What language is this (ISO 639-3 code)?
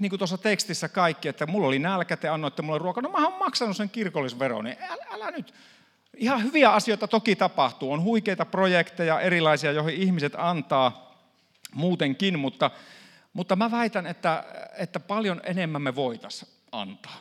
fin